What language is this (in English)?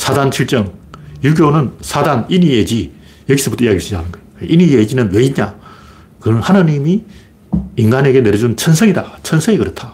Korean